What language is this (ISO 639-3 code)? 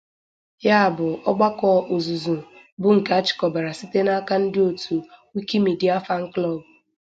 ibo